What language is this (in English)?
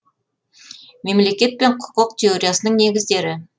Kazakh